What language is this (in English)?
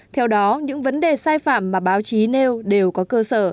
Vietnamese